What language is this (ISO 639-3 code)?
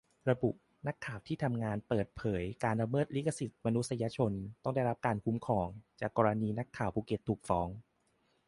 tha